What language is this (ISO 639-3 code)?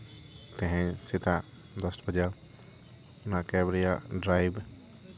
sat